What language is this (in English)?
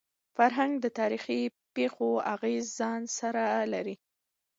Pashto